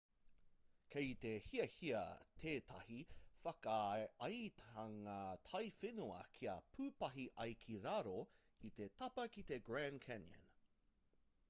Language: Māori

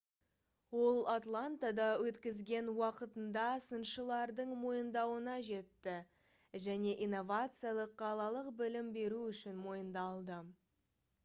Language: Kazakh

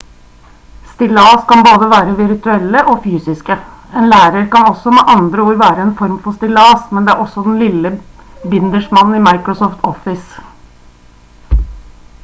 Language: Norwegian Bokmål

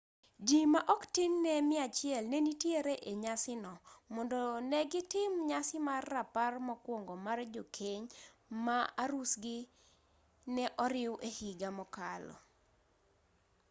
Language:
Luo (Kenya and Tanzania)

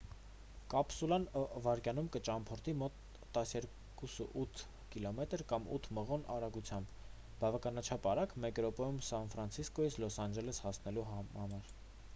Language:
Armenian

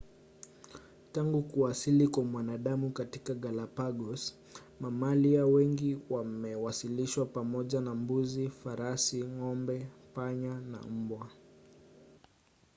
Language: Swahili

